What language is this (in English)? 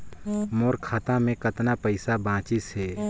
Chhattisgarhi